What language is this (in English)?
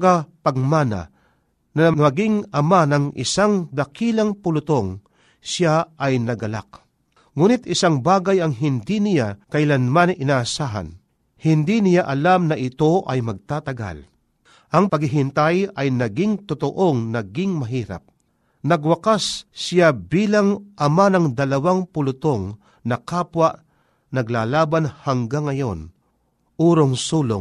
Filipino